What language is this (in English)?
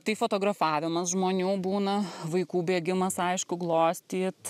Lithuanian